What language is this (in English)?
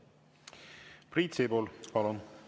Estonian